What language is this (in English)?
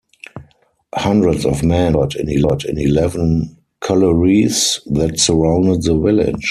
English